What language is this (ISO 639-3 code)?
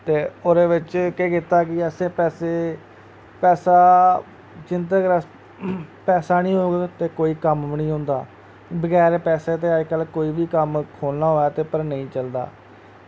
doi